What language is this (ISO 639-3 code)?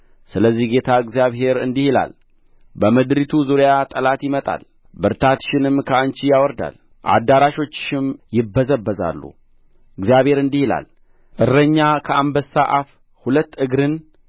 amh